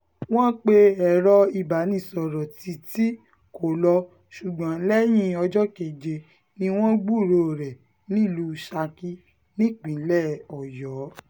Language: Yoruba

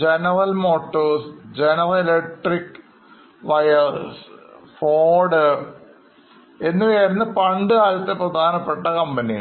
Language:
Malayalam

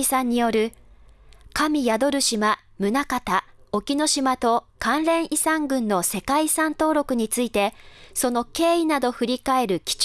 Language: Japanese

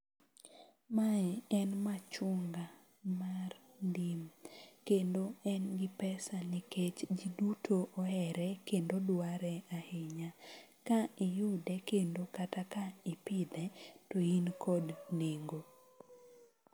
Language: Luo (Kenya and Tanzania)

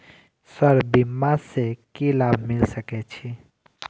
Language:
Maithili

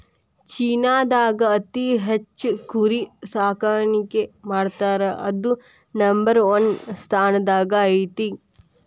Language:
Kannada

